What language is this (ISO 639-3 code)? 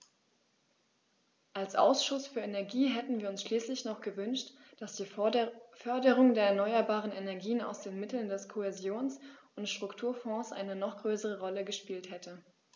deu